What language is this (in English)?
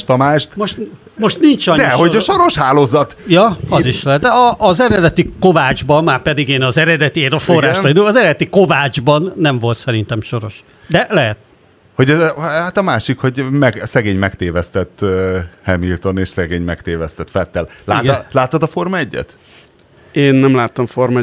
Hungarian